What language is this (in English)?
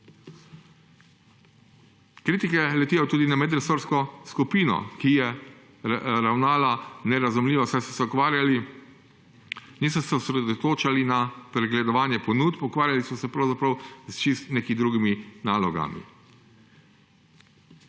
Slovenian